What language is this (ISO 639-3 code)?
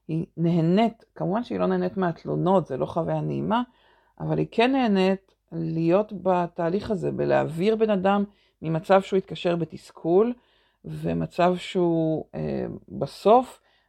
heb